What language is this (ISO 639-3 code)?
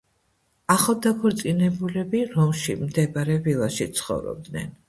kat